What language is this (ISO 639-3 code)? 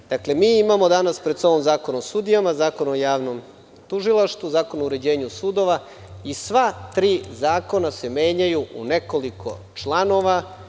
srp